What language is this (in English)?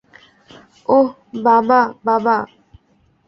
Bangla